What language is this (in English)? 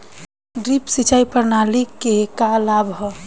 Bhojpuri